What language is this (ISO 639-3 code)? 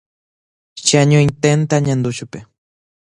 grn